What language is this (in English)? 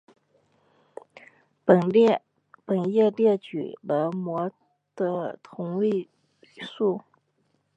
Chinese